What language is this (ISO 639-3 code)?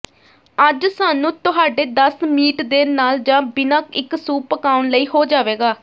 pan